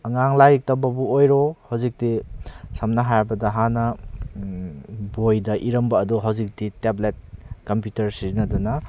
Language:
Manipuri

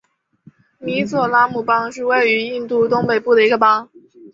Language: Chinese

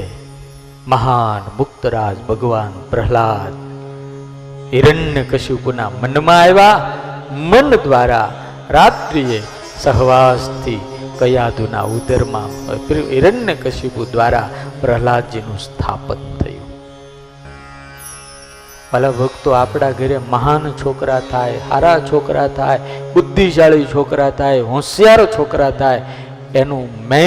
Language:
Gujarati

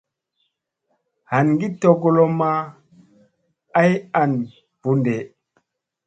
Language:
Musey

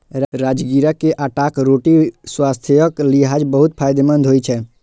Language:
Maithili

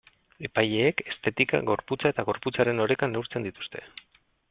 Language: Basque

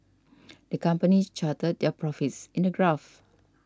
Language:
English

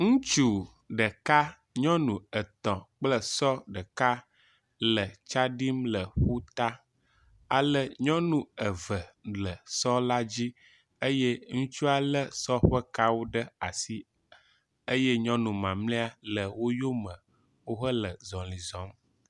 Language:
Ewe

